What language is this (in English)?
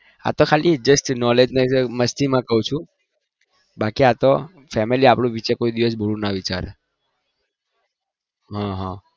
Gujarati